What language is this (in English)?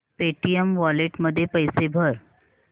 Marathi